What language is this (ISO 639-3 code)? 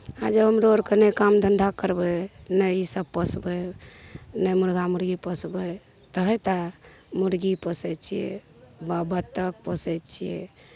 mai